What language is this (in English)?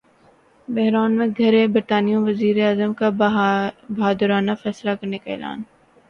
Urdu